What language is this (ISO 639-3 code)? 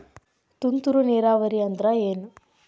kan